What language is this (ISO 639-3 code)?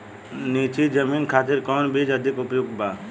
bho